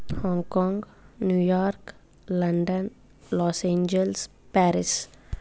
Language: Telugu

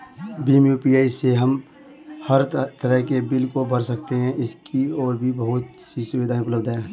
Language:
Hindi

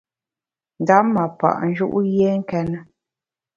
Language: Bamun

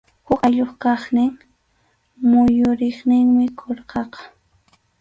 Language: Arequipa-La Unión Quechua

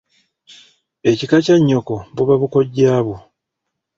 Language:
Ganda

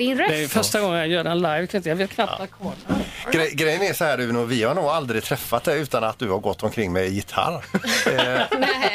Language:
Swedish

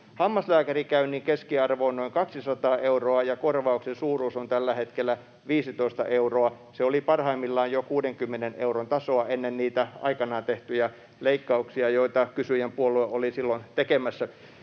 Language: Finnish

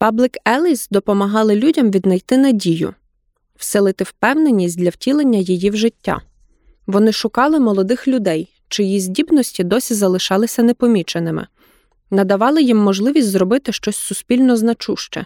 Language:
Ukrainian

